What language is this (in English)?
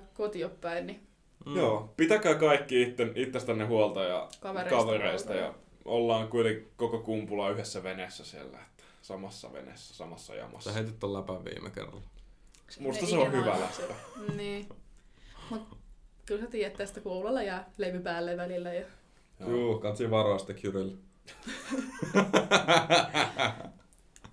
Finnish